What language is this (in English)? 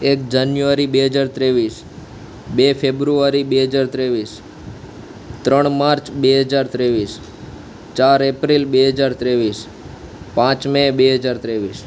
Gujarati